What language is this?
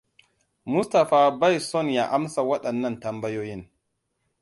Hausa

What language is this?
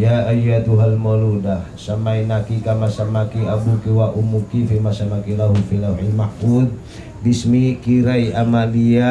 Indonesian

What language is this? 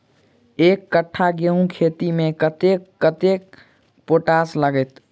Maithili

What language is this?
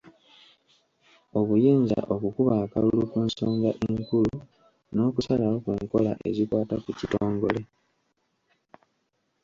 Ganda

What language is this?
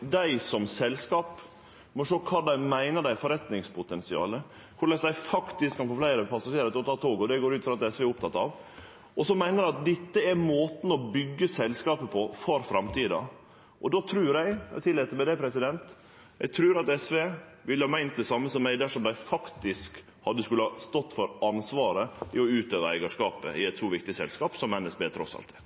Norwegian Nynorsk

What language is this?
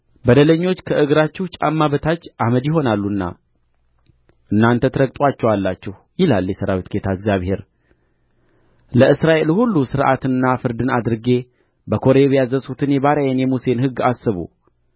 Amharic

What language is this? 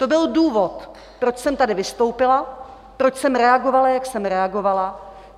Czech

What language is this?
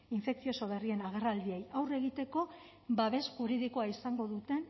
Basque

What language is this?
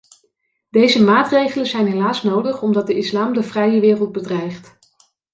Dutch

